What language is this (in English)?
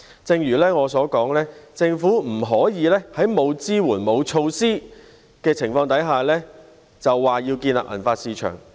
Cantonese